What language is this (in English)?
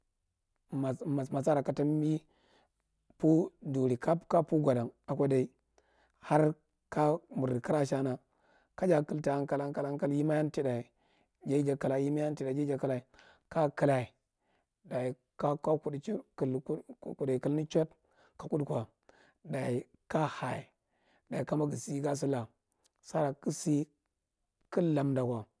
Marghi Central